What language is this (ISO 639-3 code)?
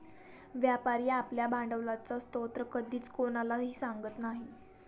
mar